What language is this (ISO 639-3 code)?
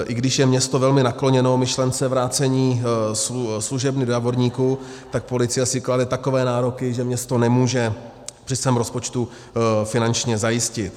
ces